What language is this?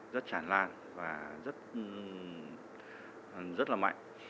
Vietnamese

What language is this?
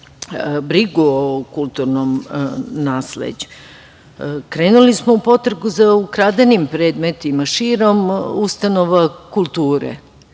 Serbian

